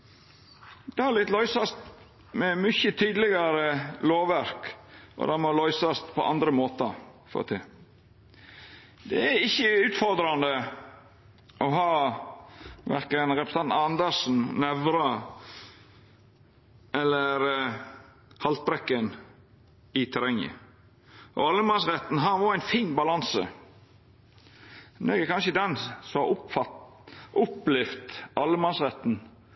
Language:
Norwegian Nynorsk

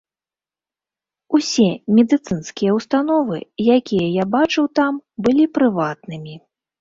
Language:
Belarusian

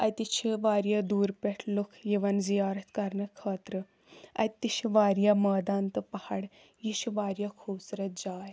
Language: Kashmiri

